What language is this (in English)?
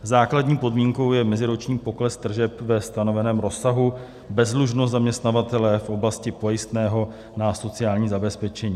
Czech